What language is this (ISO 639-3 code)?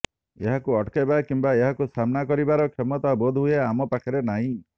ori